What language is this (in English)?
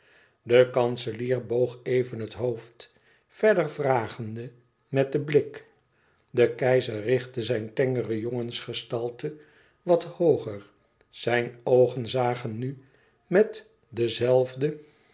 Dutch